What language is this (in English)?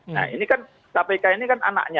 Indonesian